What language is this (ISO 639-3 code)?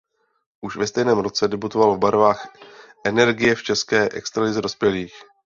ces